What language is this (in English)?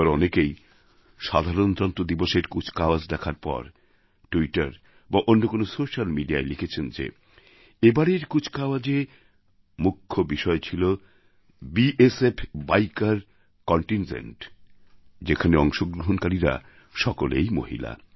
Bangla